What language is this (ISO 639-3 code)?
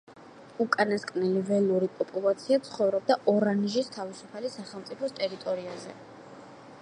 kat